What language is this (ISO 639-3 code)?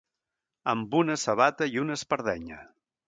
cat